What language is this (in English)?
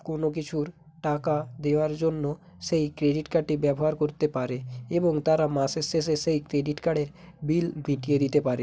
Bangla